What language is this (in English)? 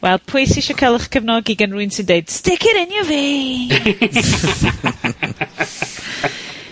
Welsh